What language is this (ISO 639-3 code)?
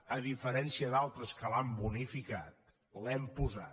cat